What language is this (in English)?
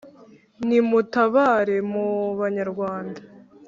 Kinyarwanda